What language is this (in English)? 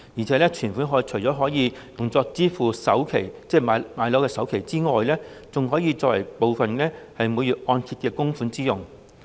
Cantonese